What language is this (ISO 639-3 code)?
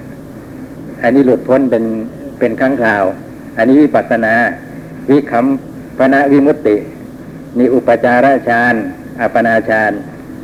tha